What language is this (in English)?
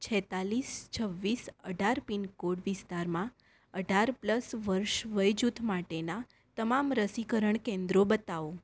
Gujarati